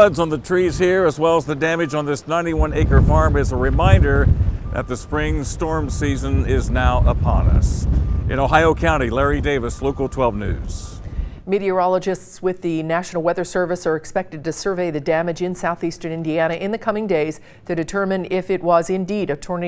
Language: English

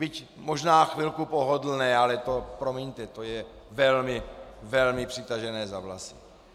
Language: Czech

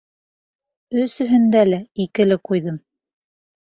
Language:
Bashkir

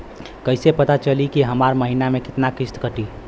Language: Bhojpuri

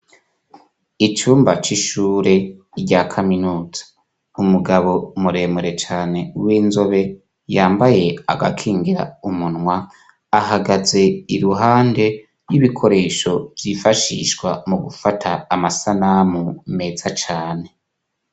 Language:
Rundi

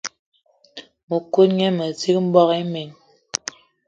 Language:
Eton (Cameroon)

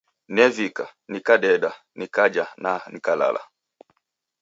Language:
Taita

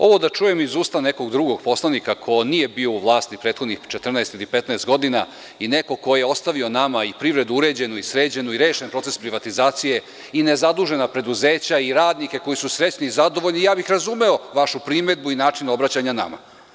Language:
Serbian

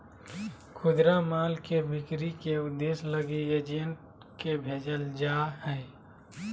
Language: Magahi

